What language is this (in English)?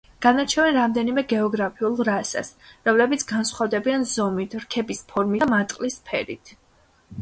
Georgian